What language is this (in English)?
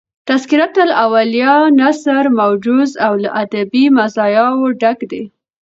Pashto